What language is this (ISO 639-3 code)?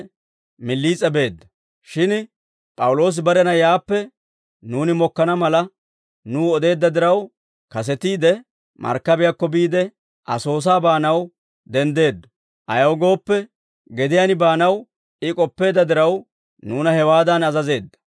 dwr